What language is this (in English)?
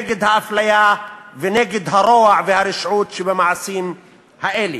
Hebrew